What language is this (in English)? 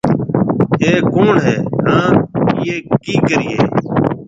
Marwari (Pakistan)